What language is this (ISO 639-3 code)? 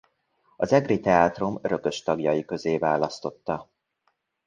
hun